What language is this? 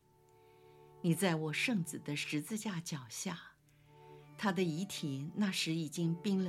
Chinese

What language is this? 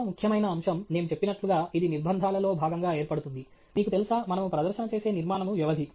Telugu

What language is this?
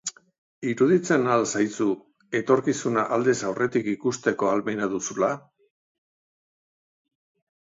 Basque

